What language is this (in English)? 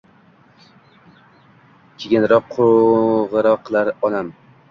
Uzbek